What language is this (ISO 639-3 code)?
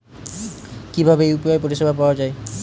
ben